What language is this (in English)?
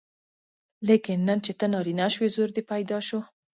Pashto